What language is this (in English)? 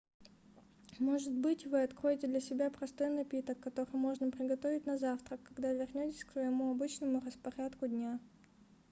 Russian